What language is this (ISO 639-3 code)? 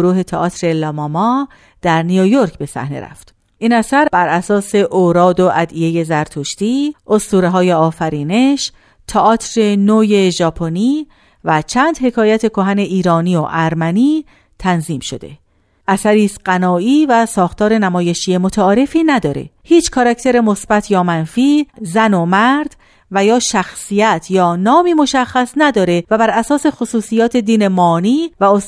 fas